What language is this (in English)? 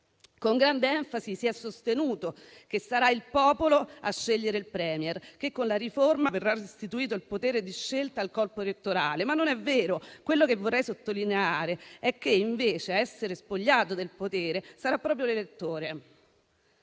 Italian